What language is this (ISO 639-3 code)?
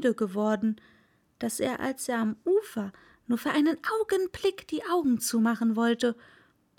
deu